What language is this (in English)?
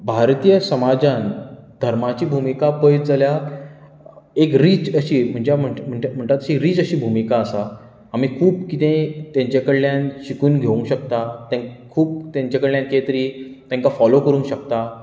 Konkani